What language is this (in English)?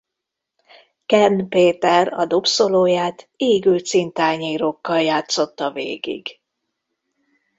Hungarian